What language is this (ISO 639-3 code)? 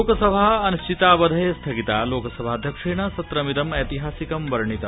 san